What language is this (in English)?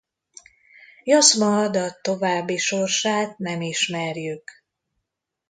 Hungarian